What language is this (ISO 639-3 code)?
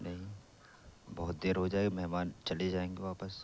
urd